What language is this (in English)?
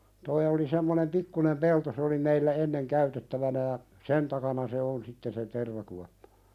Finnish